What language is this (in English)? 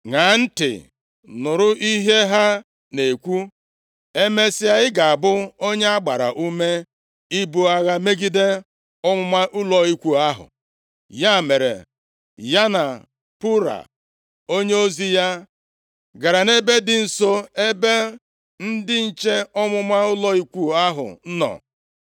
Igbo